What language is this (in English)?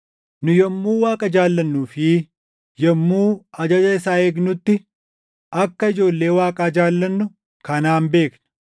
Oromo